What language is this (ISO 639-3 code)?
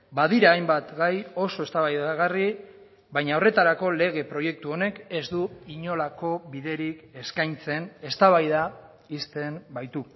eus